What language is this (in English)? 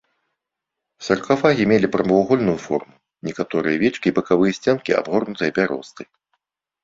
Belarusian